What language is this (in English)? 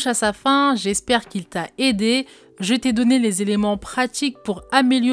French